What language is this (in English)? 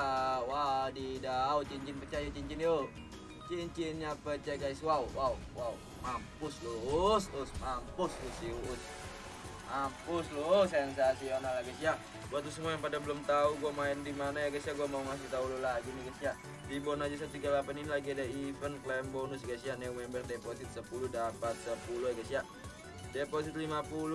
Indonesian